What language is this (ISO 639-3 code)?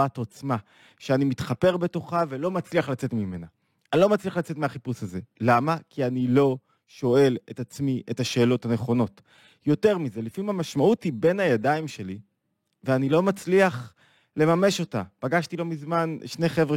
heb